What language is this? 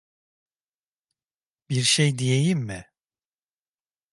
Turkish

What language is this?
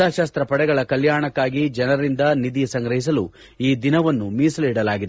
Kannada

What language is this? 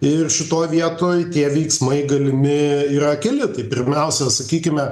Lithuanian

